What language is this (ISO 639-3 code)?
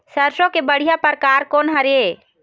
hne